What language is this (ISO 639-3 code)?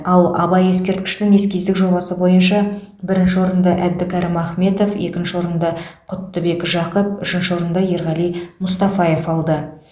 kaz